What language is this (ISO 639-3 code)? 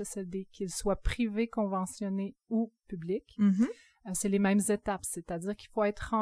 fra